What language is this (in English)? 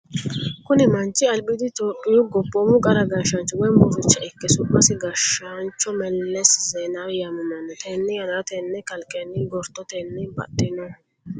Sidamo